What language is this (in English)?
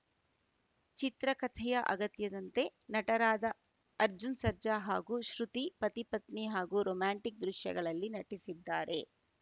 Kannada